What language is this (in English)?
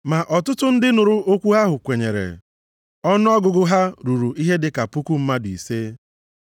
Igbo